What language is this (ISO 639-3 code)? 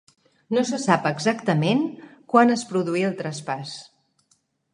cat